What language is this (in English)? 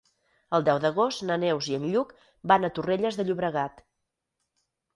Catalan